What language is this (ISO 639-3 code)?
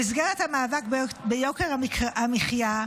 heb